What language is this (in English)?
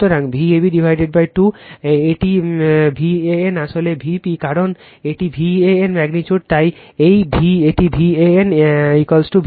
Bangla